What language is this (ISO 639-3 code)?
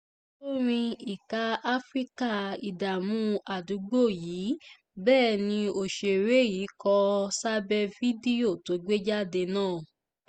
yor